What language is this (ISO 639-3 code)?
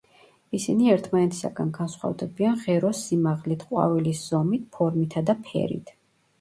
kat